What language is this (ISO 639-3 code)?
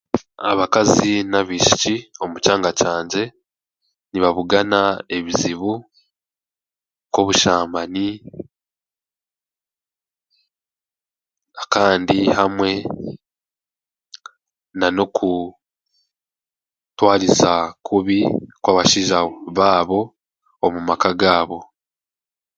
cgg